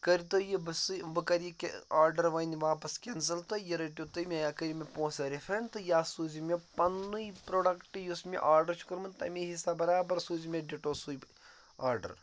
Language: Kashmiri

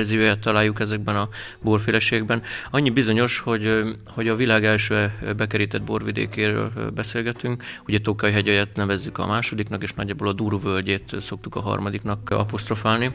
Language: Hungarian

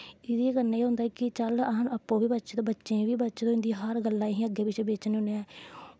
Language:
Dogri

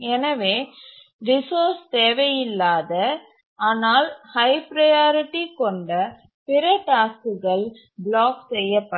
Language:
Tamil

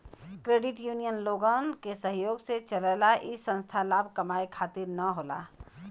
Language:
Bhojpuri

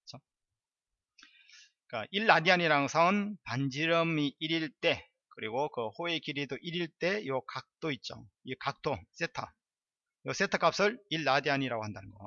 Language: Korean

